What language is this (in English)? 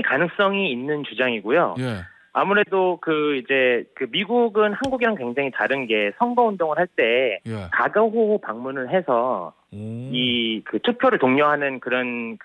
Korean